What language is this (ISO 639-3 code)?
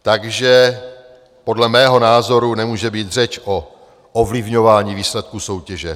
ces